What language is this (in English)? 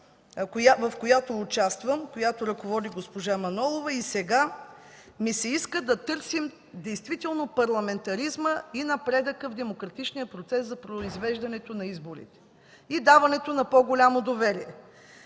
Bulgarian